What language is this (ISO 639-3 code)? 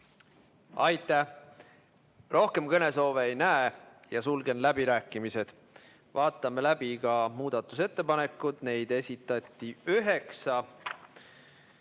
est